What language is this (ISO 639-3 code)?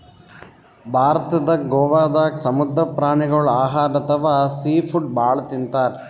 kan